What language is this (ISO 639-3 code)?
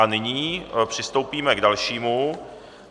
ces